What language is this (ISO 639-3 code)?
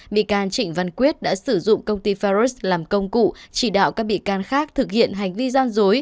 vie